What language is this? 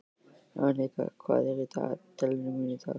Icelandic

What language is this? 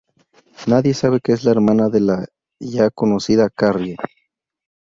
Spanish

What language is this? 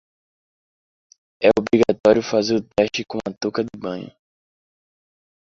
Portuguese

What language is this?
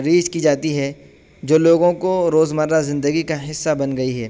Urdu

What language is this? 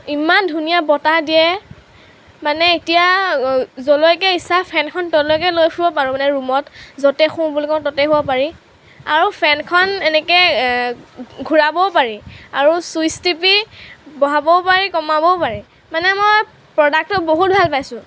Assamese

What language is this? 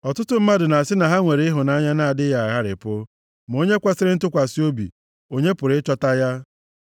Igbo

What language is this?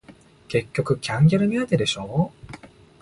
Japanese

